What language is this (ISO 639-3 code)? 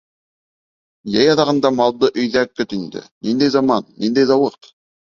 bak